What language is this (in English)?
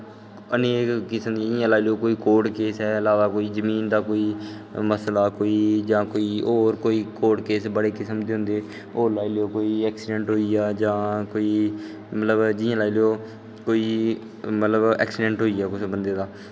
Dogri